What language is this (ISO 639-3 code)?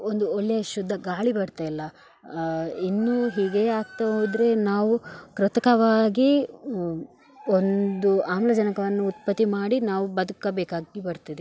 kan